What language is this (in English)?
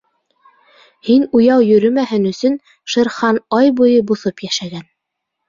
Bashkir